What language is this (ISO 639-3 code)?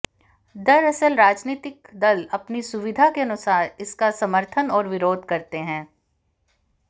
hin